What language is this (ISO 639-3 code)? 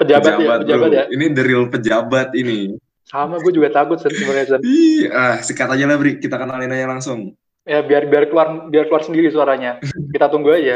ind